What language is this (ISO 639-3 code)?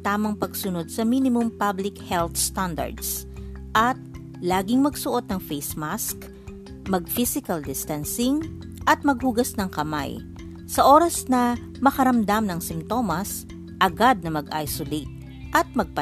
fil